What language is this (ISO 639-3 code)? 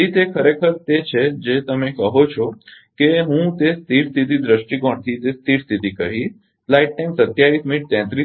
guj